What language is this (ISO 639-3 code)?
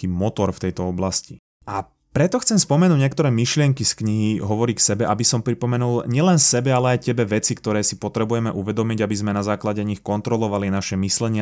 slk